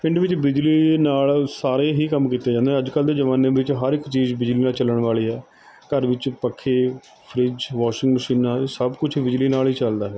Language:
Punjabi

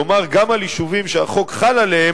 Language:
Hebrew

